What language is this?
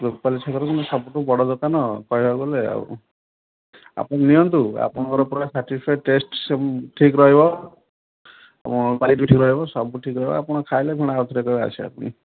Odia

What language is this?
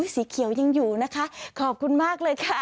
Thai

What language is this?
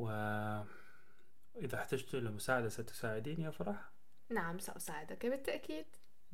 Arabic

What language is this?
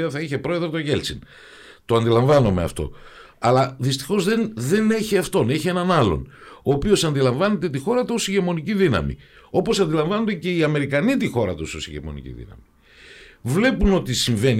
Greek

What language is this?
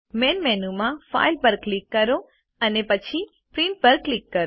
Gujarati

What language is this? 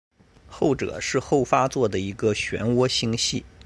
Chinese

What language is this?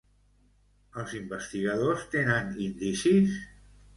Catalan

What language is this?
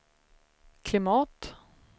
Swedish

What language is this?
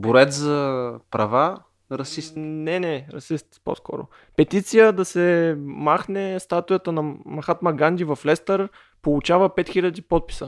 Bulgarian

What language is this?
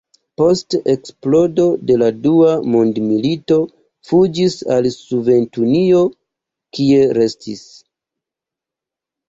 Esperanto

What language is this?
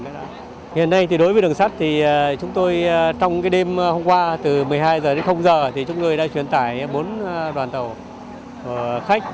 Vietnamese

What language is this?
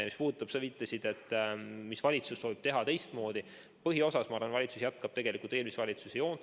Estonian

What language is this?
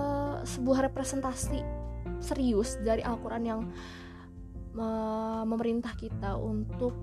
Indonesian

